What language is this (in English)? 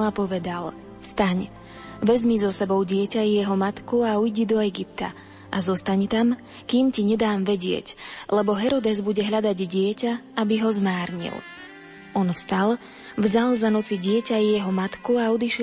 Slovak